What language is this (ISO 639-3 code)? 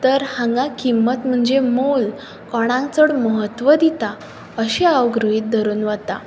kok